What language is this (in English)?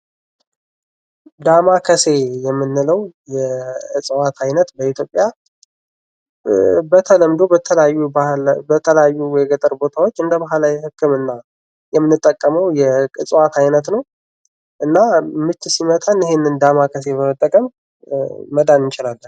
Amharic